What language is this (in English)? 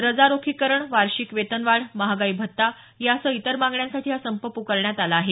Marathi